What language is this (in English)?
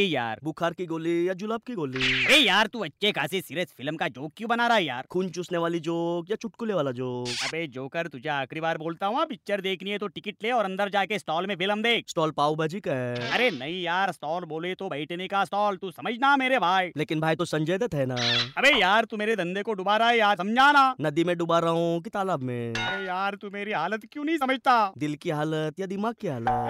Hindi